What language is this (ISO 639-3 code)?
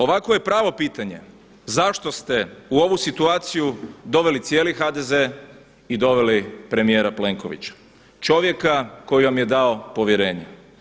hrv